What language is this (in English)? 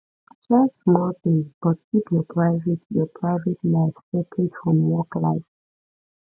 Nigerian Pidgin